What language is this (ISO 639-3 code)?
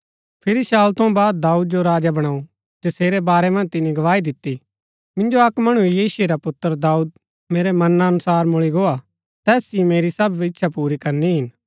gbk